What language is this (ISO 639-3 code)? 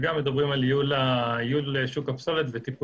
heb